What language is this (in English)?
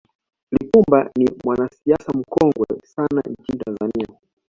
Swahili